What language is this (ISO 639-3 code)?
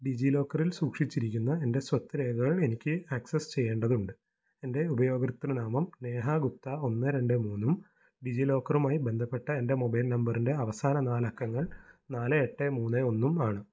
mal